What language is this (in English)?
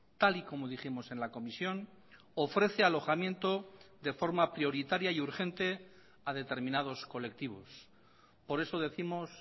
Spanish